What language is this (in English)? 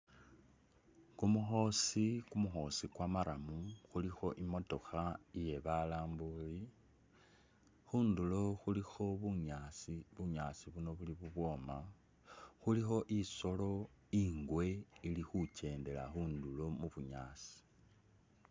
Masaaba